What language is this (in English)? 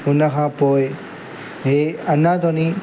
Sindhi